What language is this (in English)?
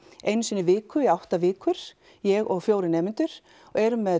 Icelandic